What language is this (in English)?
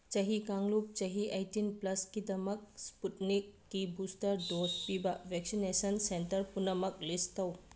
Manipuri